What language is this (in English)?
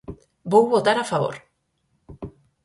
Galician